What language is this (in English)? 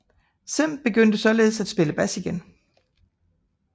Danish